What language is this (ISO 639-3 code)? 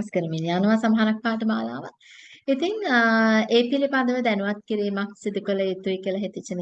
tur